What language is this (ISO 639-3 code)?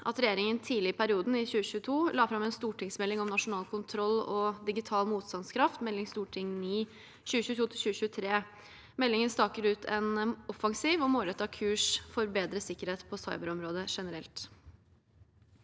nor